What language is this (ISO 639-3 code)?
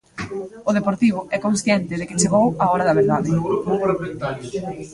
glg